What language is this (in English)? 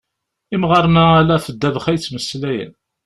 Kabyle